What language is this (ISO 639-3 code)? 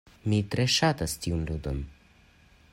epo